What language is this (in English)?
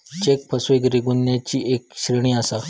Marathi